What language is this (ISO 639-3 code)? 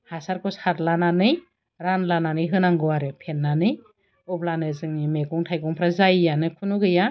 brx